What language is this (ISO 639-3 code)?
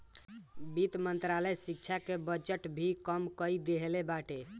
bho